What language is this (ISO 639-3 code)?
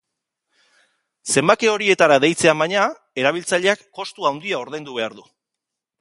eus